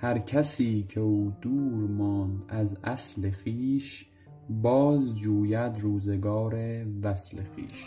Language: Persian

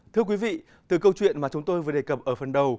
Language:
Vietnamese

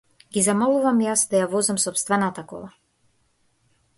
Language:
Macedonian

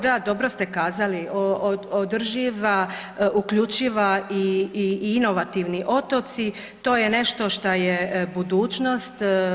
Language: Croatian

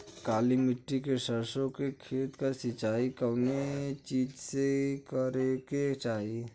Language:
Bhojpuri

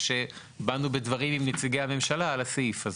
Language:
Hebrew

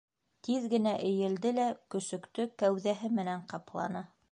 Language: Bashkir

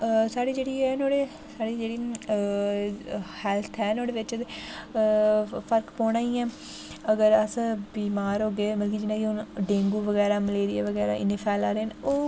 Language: Dogri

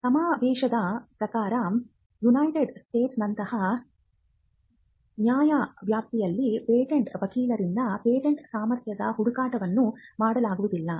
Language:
Kannada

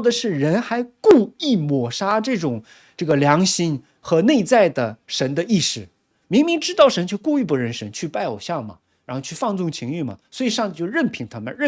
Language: Chinese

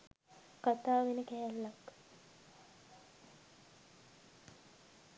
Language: Sinhala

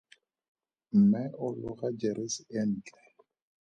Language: Tswana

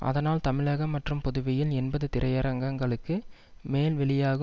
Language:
Tamil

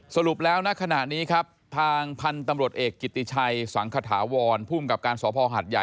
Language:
Thai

